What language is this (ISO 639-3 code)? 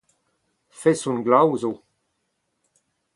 bre